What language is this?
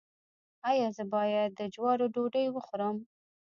Pashto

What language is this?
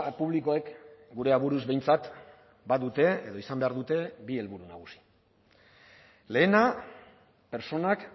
Basque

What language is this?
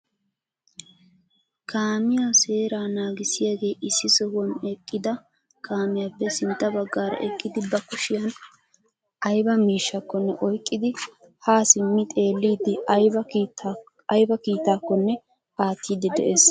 Wolaytta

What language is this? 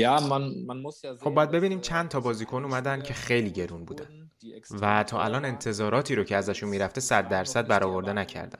Persian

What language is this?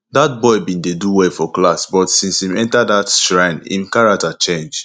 Nigerian Pidgin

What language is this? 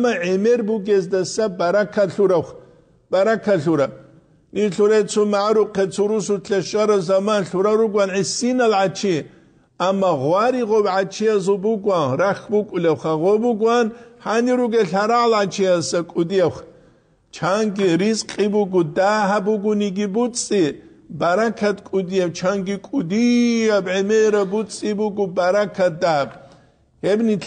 Arabic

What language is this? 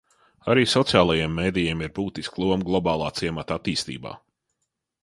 Latvian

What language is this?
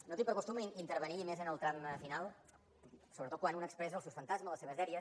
Catalan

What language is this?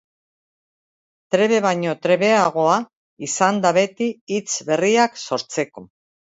Basque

